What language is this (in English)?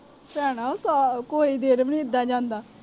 Punjabi